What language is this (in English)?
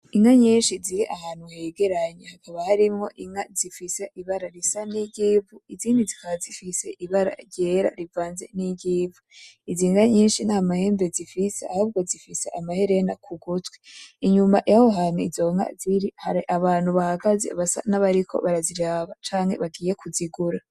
Rundi